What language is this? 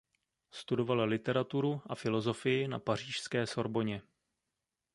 Czech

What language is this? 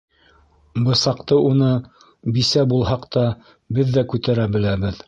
Bashkir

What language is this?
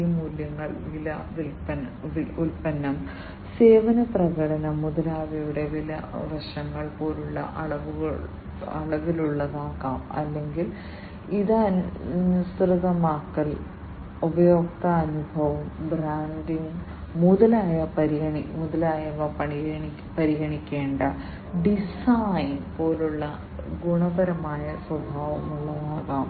Malayalam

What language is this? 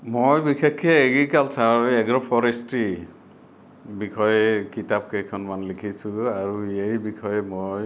Assamese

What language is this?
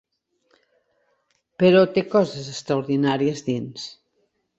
Catalan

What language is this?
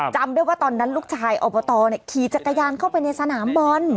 Thai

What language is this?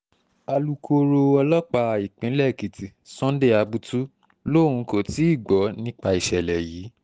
Yoruba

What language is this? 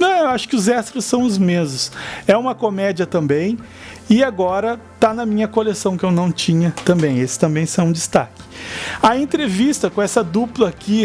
Portuguese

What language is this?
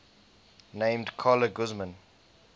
English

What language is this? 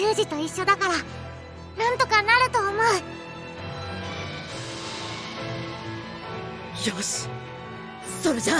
Japanese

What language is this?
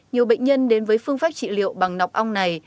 Vietnamese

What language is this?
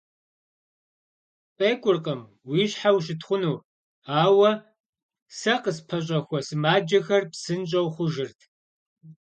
Kabardian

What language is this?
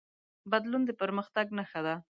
Pashto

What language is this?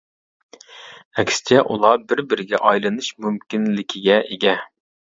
Uyghur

